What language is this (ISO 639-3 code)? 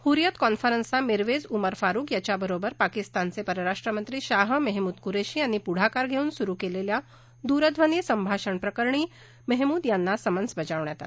mar